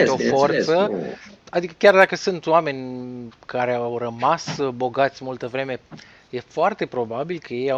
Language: Romanian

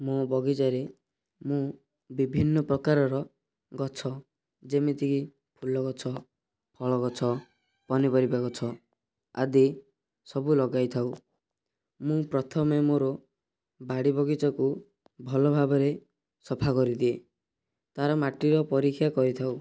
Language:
Odia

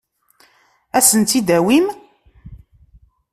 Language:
Kabyle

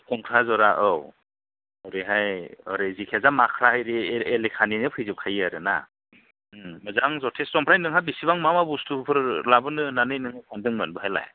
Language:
Bodo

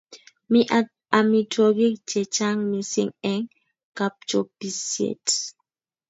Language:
Kalenjin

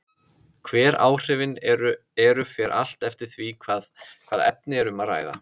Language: Icelandic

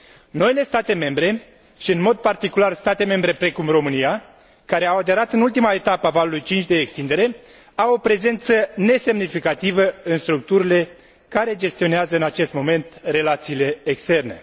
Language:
Romanian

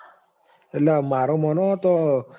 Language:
Gujarati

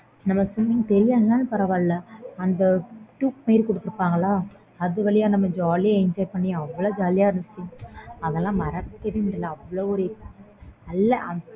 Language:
Tamil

